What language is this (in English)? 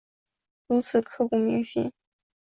Chinese